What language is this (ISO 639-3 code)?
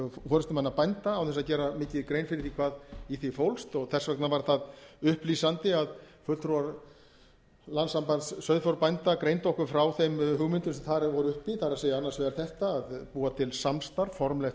isl